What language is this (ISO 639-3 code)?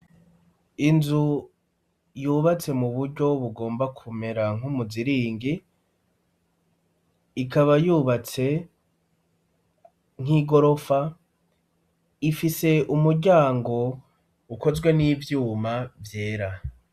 run